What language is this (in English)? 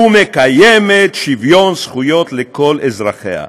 Hebrew